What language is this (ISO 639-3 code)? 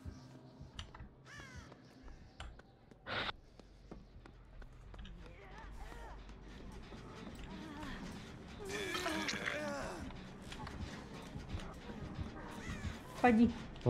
rus